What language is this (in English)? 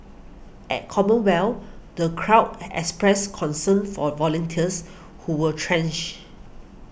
English